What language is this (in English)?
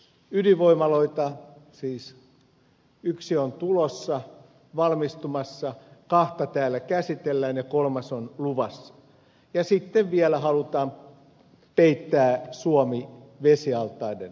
Finnish